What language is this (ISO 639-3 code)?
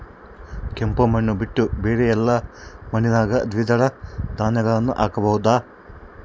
kan